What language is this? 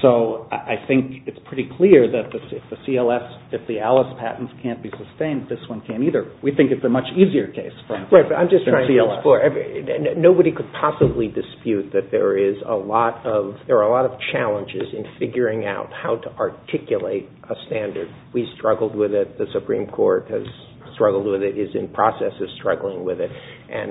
English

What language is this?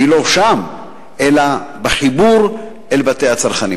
Hebrew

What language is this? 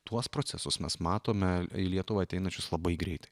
Lithuanian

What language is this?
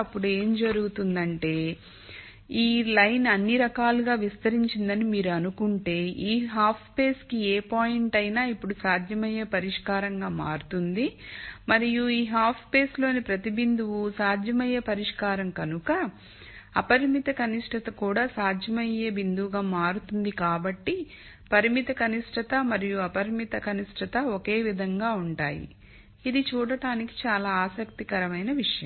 Telugu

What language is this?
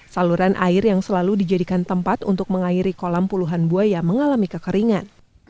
Indonesian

